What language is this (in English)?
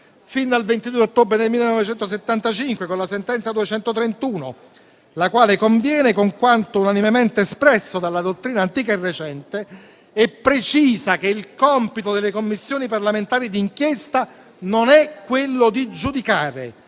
Italian